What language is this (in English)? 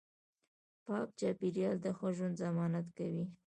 Pashto